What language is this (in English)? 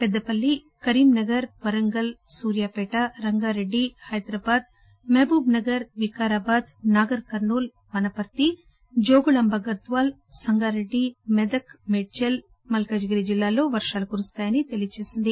Telugu